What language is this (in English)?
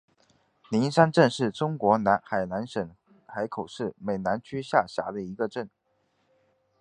Chinese